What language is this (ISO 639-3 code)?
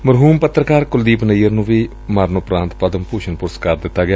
pan